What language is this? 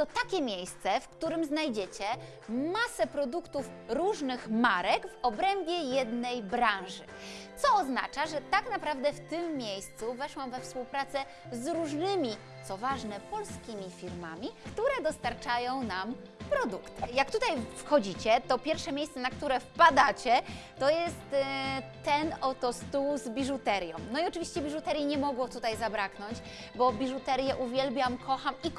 Polish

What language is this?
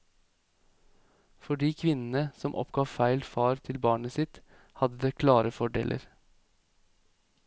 Norwegian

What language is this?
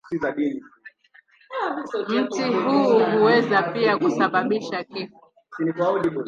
Swahili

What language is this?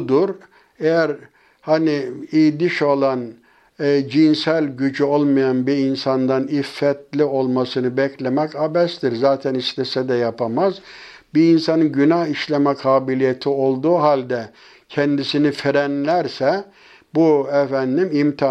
Turkish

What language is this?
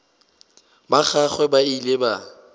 Northern Sotho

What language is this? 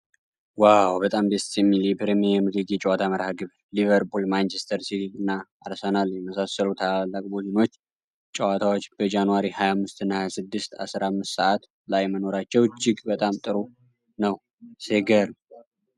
Amharic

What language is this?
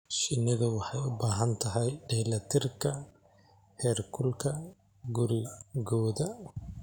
Somali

